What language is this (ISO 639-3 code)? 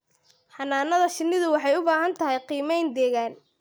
som